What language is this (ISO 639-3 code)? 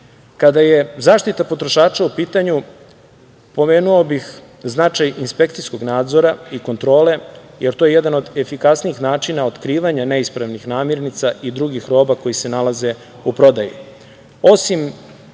srp